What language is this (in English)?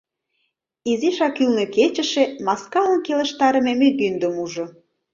Mari